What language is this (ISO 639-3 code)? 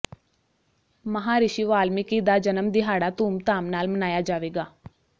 pan